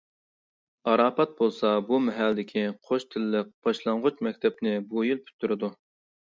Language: Uyghur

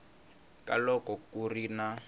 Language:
Tsonga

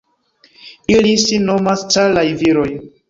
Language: Esperanto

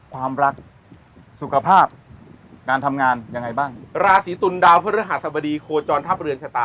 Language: Thai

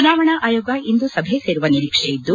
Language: Kannada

